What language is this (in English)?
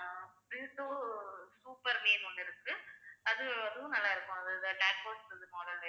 Tamil